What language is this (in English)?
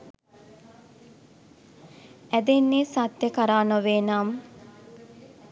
Sinhala